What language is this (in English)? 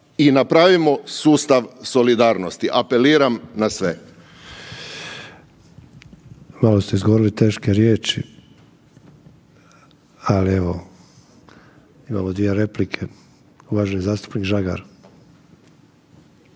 Croatian